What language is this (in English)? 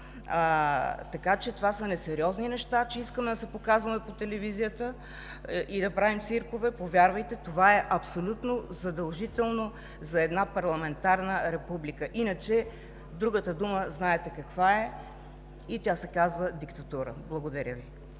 Bulgarian